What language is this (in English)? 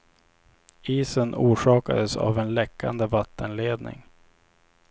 Swedish